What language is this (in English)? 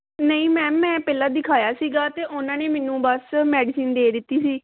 Punjabi